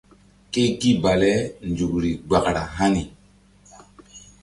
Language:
Mbum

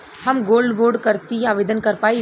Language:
Bhojpuri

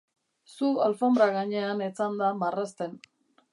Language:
Basque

